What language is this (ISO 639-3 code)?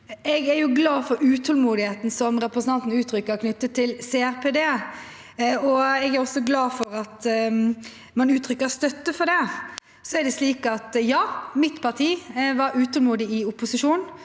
nor